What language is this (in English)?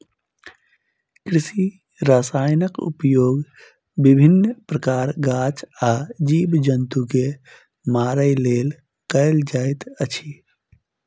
Maithili